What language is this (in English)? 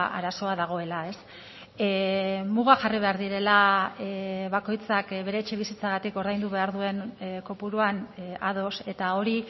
Basque